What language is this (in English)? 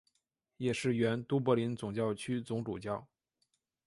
Chinese